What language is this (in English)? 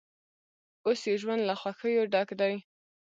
Pashto